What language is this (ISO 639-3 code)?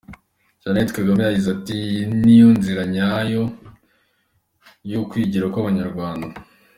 kin